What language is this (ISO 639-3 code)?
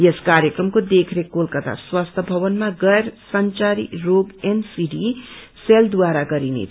nep